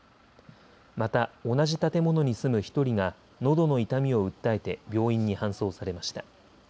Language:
Japanese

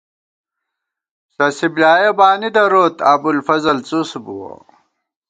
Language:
Gawar-Bati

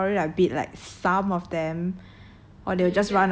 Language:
English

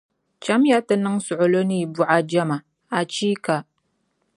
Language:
Dagbani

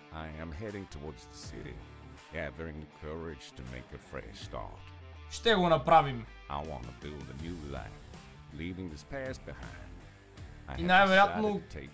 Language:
Bulgarian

